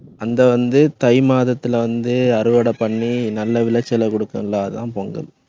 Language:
Tamil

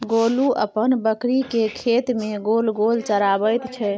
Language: Maithili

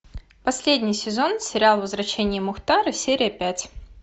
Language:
Russian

